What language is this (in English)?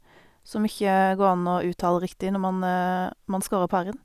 Norwegian